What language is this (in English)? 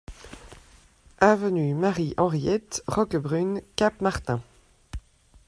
French